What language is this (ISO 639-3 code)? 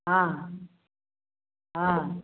mai